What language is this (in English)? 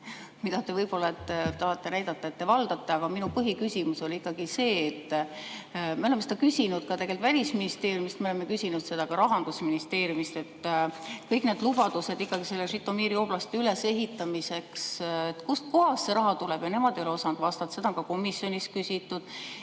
Estonian